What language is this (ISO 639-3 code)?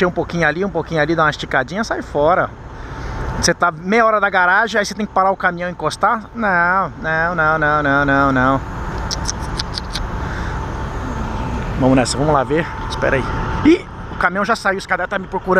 por